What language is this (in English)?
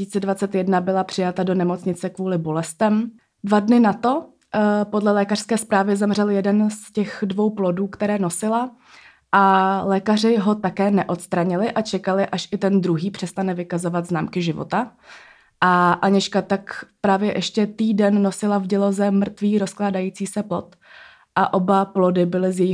Czech